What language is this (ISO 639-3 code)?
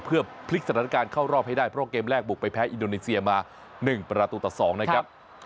tha